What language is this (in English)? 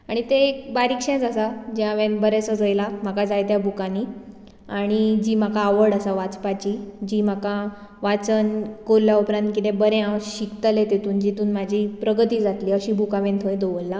Konkani